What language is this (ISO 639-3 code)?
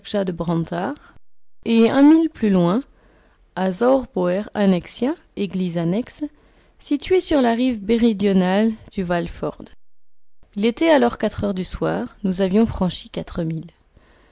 fra